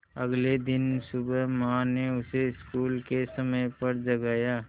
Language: Hindi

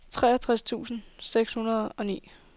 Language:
Danish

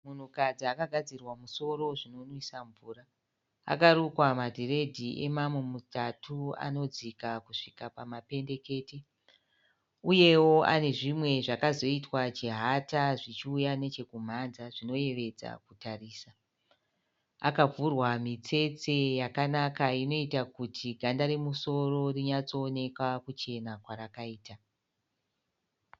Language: Shona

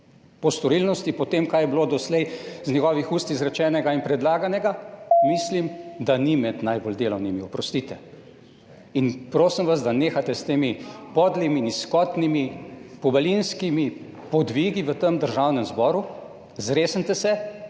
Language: Slovenian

